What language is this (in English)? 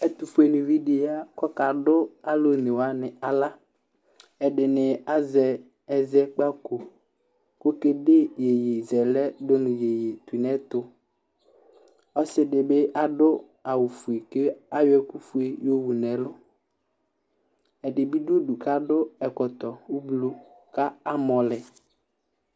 Ikposo